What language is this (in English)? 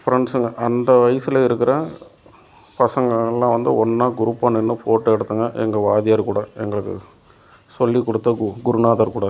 Tamil